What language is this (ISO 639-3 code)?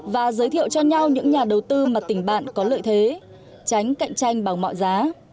vie